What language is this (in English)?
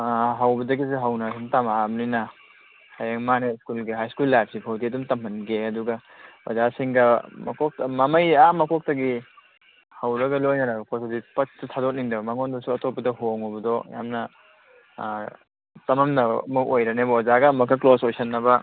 Manipuri